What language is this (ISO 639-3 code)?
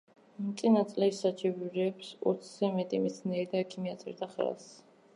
kat